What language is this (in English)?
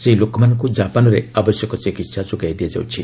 Odia